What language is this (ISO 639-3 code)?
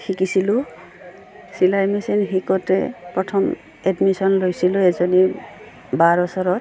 asm